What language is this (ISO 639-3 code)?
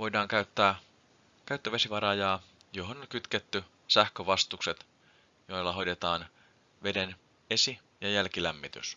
fin